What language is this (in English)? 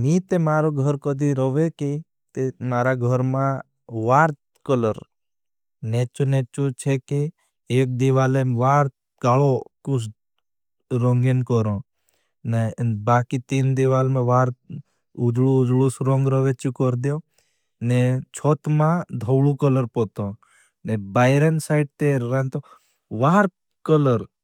Bhili